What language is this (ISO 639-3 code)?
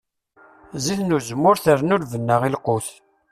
kab